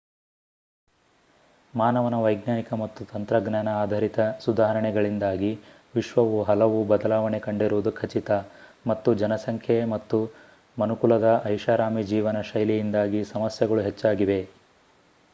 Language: Kannada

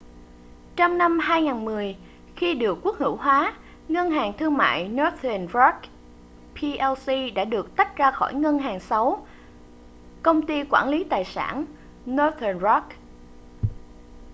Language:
Vietnamese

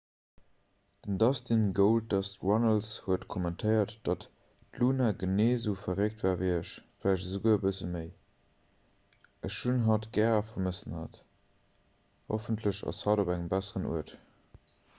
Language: Luxembourgish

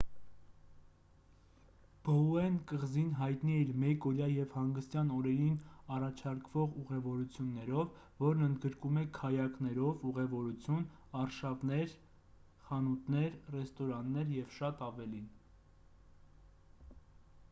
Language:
Armenian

